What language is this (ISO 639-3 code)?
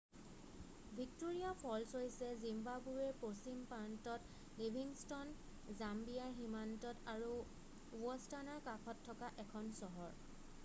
asm